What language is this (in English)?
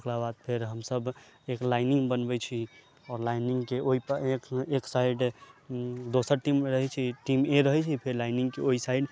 Maithili